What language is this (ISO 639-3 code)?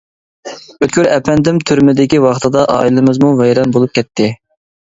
uig